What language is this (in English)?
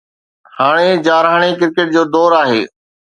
Sindhi